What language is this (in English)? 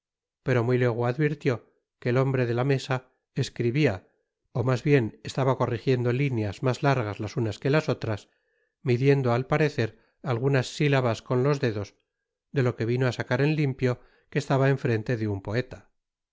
Spanish